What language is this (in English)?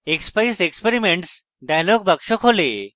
Bangla